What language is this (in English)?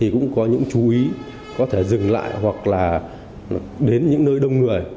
Vietnamese